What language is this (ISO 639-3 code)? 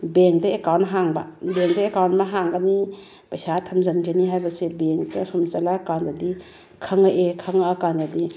mni